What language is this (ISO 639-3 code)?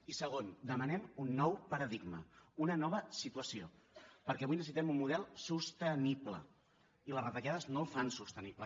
cat